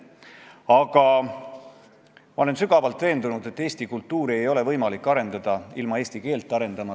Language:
Estonian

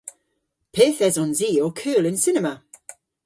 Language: Cornish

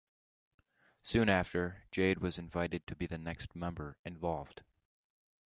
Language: English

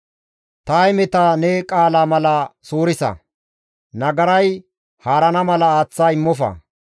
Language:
Gamo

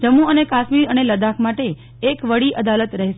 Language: Gujarati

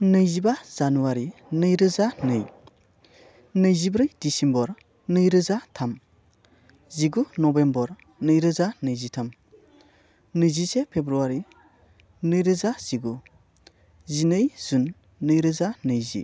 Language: Bodo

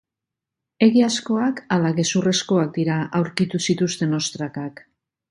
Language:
Basque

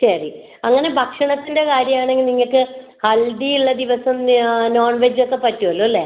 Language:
Malayalam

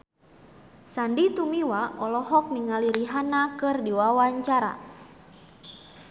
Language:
Sundanese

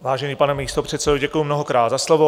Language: Czech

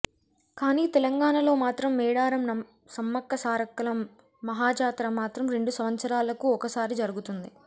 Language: Telugu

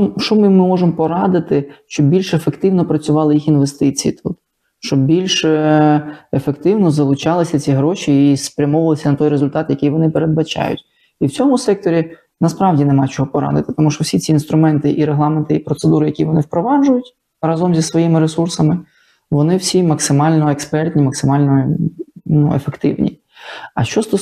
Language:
Ukrainian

